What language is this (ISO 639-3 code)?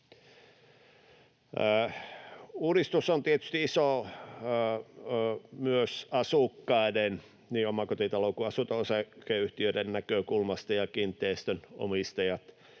fin